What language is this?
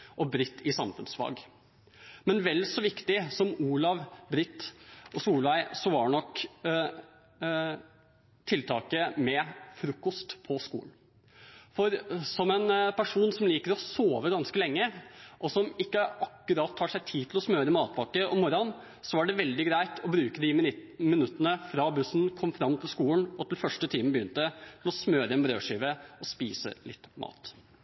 Norwegian Bokmål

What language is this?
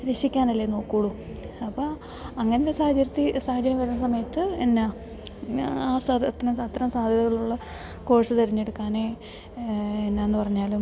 Malayalam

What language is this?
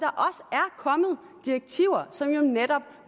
Danish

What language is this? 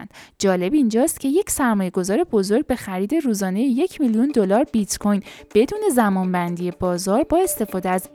Persian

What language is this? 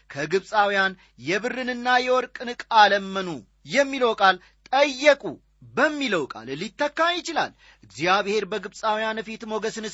Amharic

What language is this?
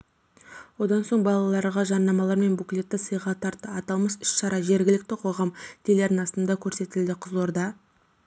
Kazakh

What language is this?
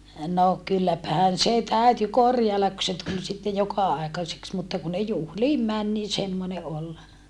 Finnish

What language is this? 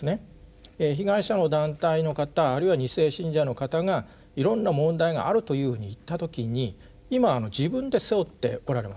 Japanese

